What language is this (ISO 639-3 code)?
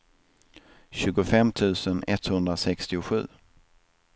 swe